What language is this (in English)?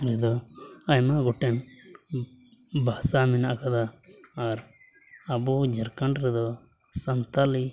Santali